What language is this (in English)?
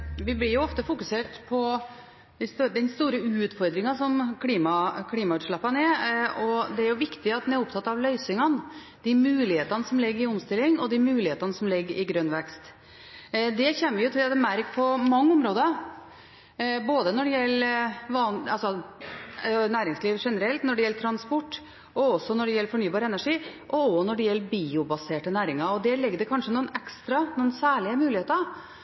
Norwegian Bokmål